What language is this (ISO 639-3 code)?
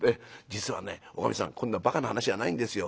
jpn